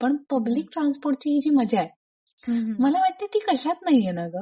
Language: Marathi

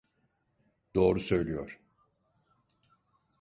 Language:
Turkish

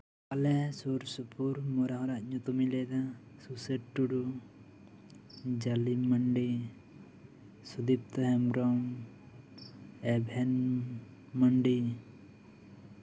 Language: Santali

